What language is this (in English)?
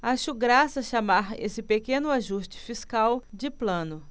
Portuguese